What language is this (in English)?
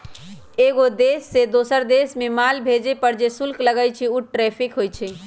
Magahi